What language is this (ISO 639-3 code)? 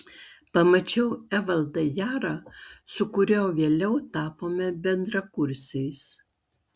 lit